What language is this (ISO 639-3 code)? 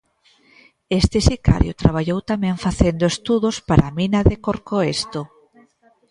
glg